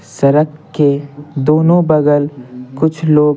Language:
Hindi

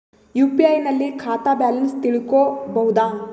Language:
Kannada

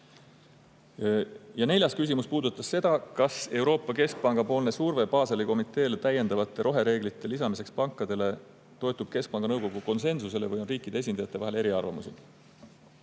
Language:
Estonian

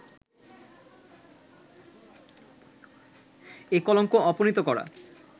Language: Bangla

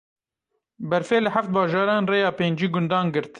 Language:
Kurdish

